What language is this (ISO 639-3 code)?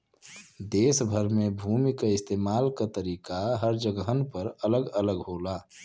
bho